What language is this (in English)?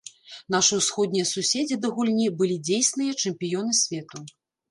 Belarusian